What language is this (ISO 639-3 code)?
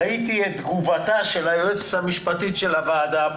heb